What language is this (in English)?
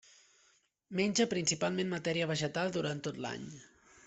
Catalan